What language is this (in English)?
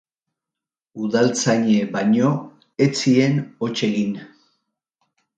Basque